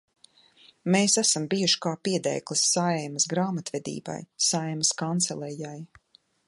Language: Latvian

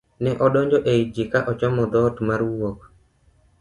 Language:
Luo (Kenya and Tanzania)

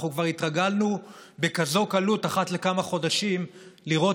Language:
Hebrew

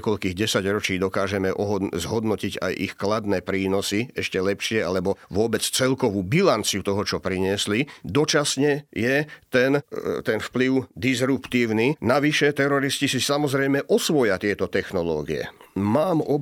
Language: Slovak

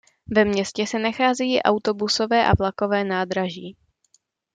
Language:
Czech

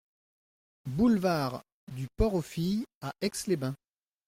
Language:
French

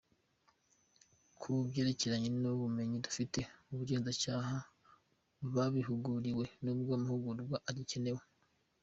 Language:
Kinyarwanda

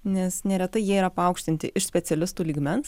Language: Lithuanian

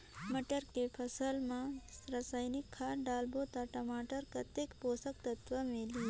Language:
Chhattisgarhi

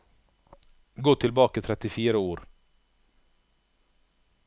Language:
Norwegian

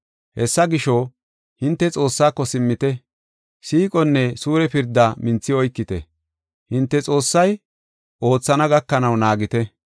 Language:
Gofa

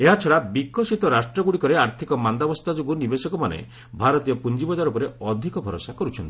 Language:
Odia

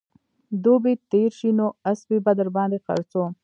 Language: Pashto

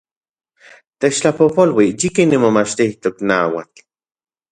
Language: Central Puebla Nahuatl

